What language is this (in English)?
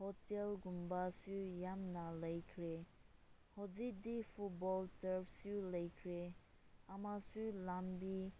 Manipuri